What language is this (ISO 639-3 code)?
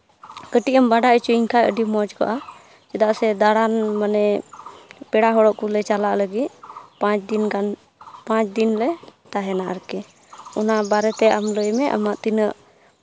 sat